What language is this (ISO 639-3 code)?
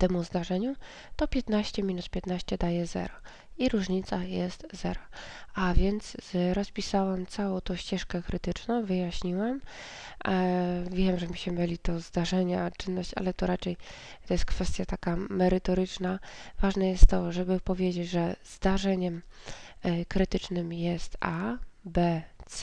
pol